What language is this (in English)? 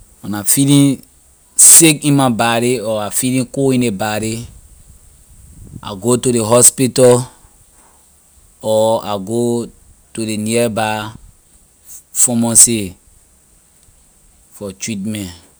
Liberian English